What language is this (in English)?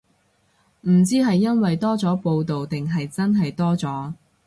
Cantonese